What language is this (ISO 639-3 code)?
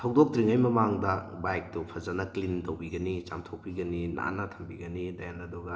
mni